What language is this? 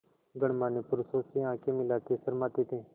Hindi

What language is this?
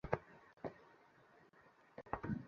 Bangla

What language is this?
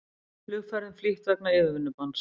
Icelandic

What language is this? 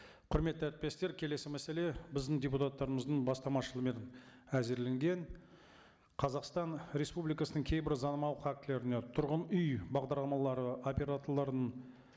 Kazakh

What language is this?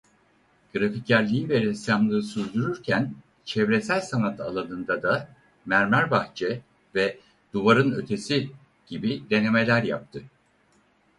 Turkish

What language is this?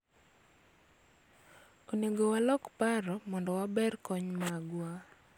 Luo (Kenya and Tanzania)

